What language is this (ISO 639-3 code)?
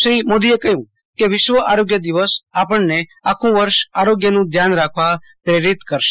guj